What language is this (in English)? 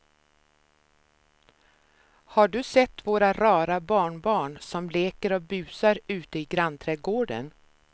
Swedish